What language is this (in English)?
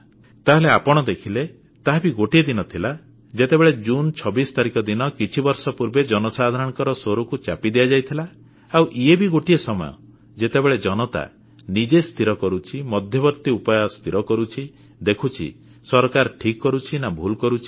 Odia